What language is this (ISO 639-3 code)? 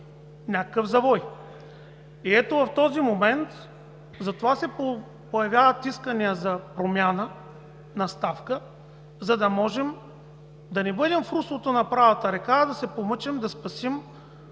bul